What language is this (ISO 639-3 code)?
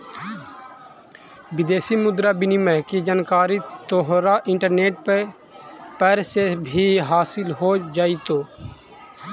mag